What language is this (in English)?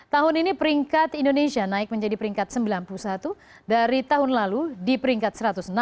Indonesian